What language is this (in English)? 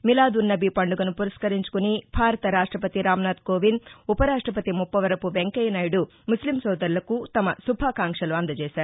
Telugu